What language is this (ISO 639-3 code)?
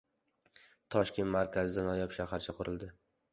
uzb